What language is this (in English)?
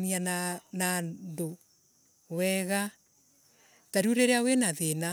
Embu